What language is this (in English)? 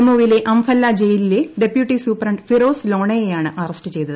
Malayalam